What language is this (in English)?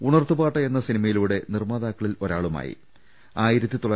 Malayalam